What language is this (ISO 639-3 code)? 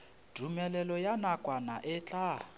nso